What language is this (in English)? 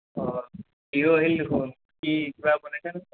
Assamese